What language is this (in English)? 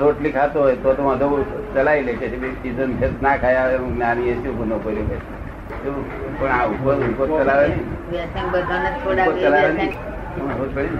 Gujarati